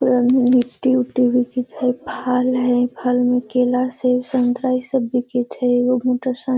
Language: Magahi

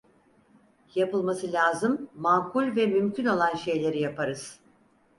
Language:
Turkish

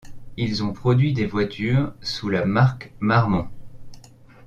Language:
French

